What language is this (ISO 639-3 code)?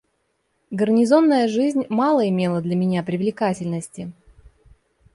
rus